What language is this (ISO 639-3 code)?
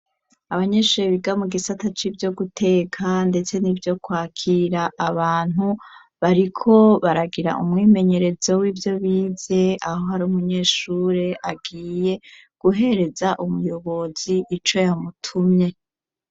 run